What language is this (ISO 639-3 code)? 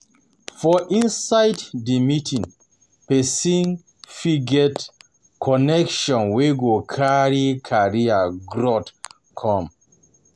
pcm